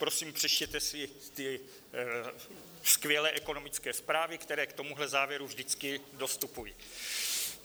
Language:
Czech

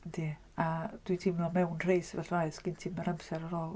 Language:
Welsh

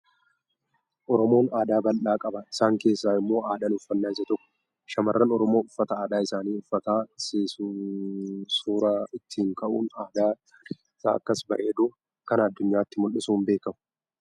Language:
Oromo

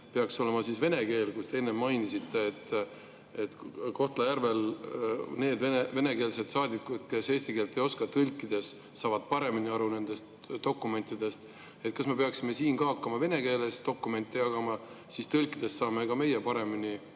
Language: Estonian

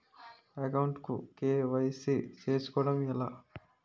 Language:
Telugu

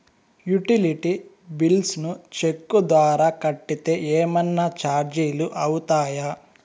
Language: Telugu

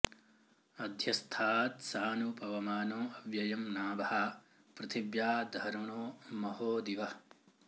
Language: Sanskrit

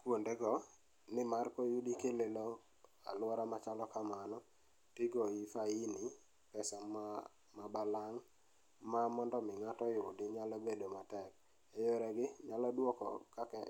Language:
Luo (Kenya and Tanzania)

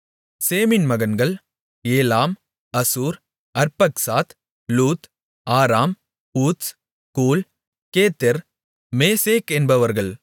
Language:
Tamil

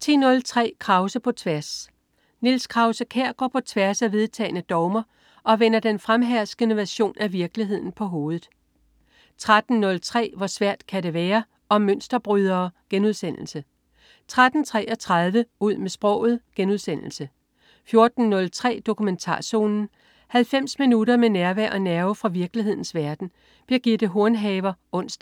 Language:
Danish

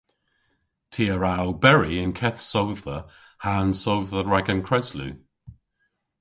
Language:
Cornish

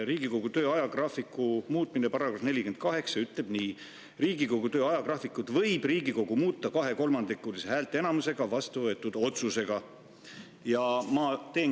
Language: Estonian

